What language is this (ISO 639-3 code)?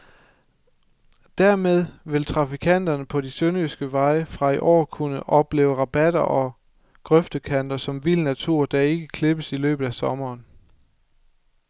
dan